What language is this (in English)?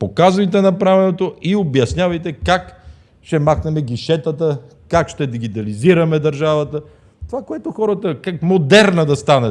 Bulgarian